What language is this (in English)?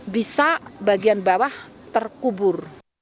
Indonesian